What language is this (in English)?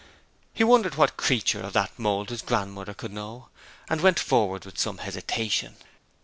English